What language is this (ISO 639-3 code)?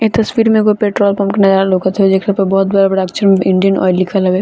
bho